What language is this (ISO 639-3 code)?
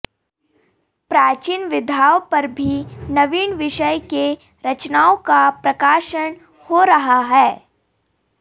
san